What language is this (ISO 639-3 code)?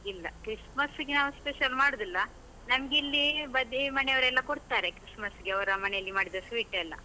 kan